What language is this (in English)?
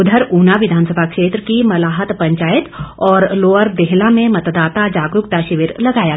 Hindi